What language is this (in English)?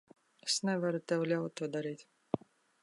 Latvian